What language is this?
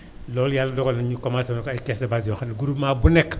Wolof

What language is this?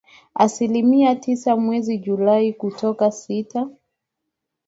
Swahili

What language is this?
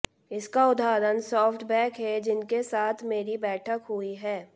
Hindi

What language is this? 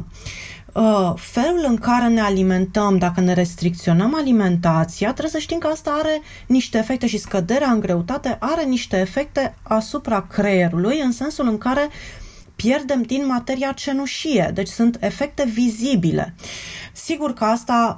Romanian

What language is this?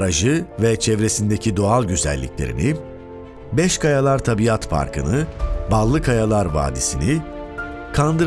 Turkish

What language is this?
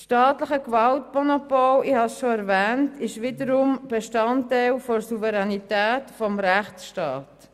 Swiss German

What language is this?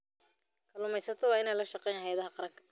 Somali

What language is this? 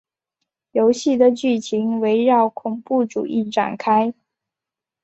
Chinese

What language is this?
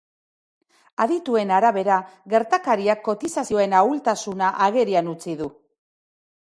Basque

